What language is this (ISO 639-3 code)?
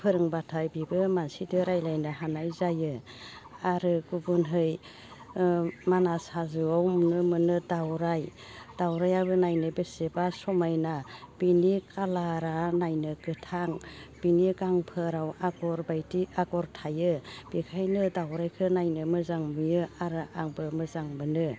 brx